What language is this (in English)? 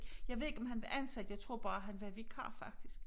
Danish